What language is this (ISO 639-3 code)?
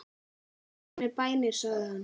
isl